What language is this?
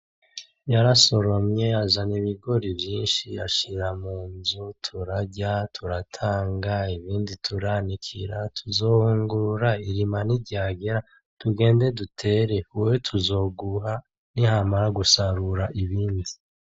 Rundi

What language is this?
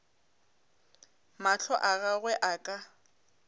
Northern Sotho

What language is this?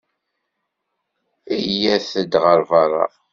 Kabyle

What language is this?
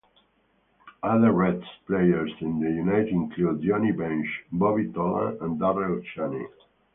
English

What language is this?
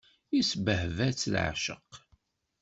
Kabyle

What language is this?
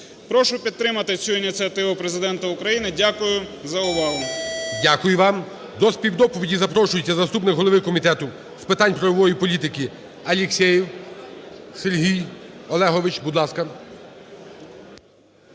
Ukrainian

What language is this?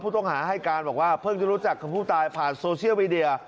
Thai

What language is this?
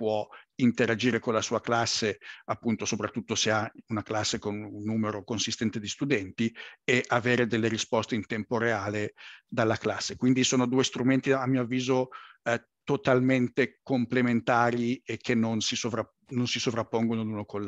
Italian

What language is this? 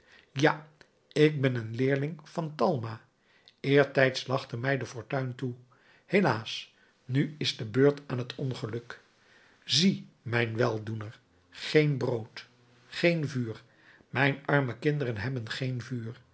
Dutch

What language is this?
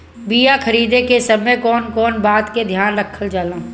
Bhojpuri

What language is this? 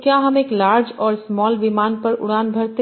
Hindi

